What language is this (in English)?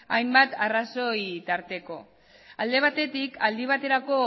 Basque